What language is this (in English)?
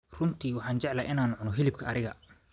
Somali